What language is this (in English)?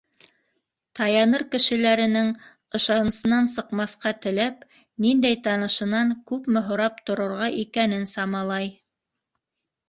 Bashkir